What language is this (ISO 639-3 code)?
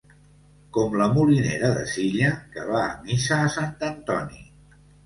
cat